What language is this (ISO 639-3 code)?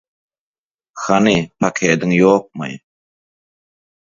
tuk